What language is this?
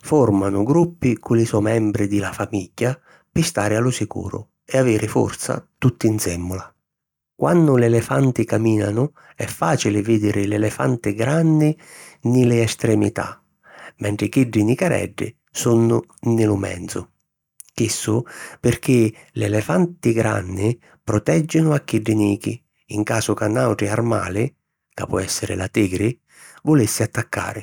Sicilian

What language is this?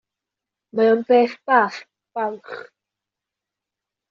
Welsh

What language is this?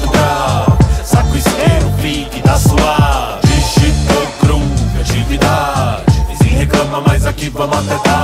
Portuguese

